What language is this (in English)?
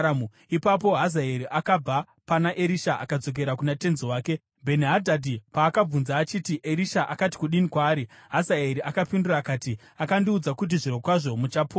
Shona